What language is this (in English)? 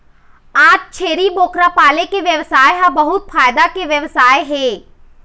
Chhattisgarhi